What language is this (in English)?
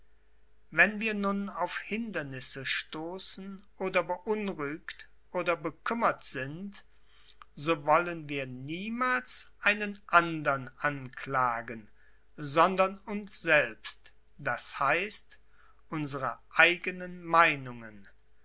German